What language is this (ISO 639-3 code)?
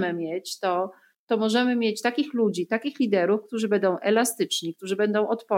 pol